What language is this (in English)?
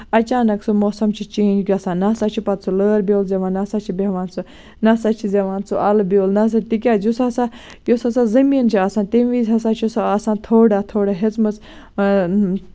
Kashmiri